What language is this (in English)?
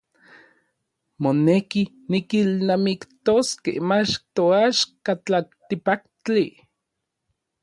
Orizaba Nahuatl